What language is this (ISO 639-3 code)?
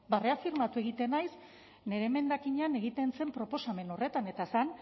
eus